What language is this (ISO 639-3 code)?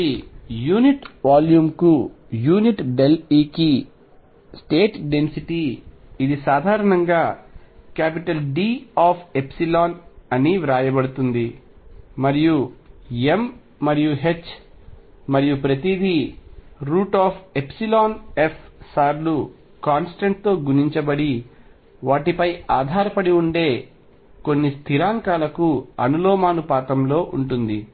tel